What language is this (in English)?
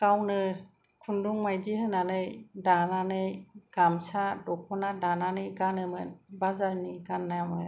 Bodo